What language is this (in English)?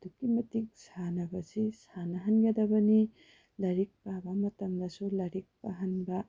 Manipuri